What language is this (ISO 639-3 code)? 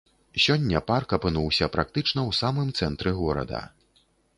bel